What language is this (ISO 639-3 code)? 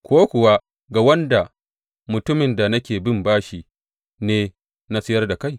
hau